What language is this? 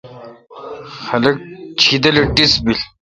Kalkoti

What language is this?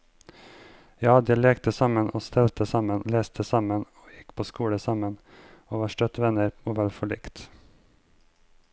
Norwegian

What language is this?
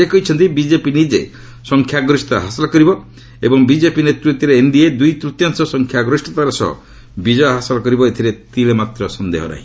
Odia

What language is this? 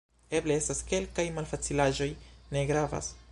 Esperanto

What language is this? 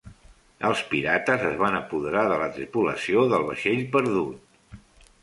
Catalan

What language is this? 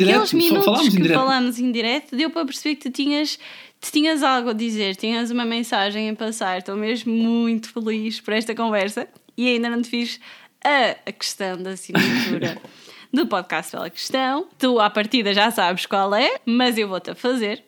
Portuguese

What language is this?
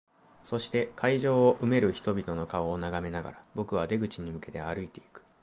Japanese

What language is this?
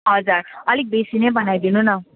Nepali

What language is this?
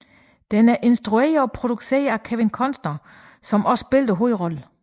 Danish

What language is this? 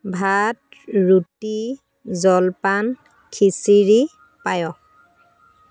Assamese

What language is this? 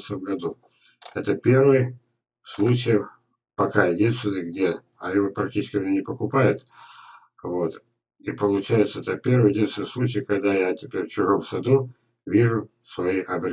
Russian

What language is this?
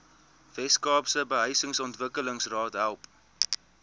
Afrikaans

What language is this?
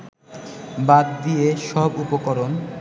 Bangla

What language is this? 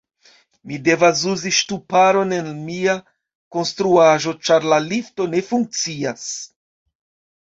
Esperanto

